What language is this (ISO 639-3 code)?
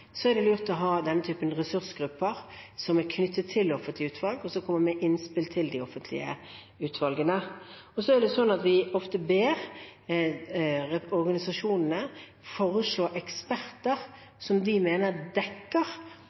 nob